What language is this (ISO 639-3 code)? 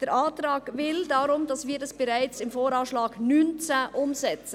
gsw